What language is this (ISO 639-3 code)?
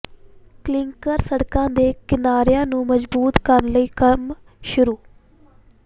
pan